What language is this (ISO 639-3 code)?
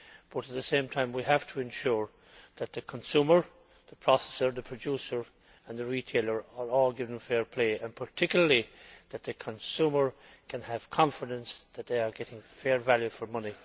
eng